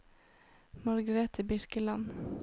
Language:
Norwegian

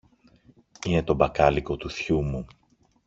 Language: Greek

